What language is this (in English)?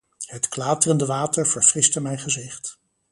Dutch